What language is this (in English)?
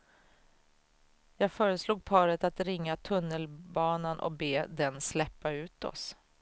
Swedish